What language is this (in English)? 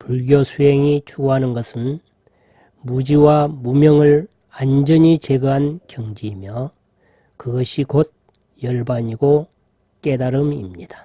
Korean